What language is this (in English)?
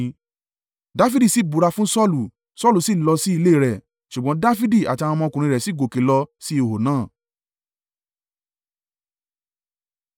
Yoruba